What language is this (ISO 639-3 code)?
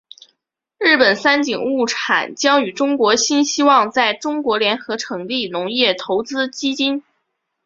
zho